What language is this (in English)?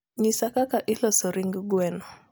Luo (Kenya and Tanzania)